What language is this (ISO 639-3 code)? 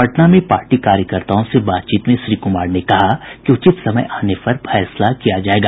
hin